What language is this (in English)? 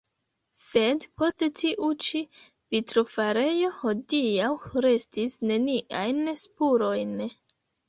Esperanto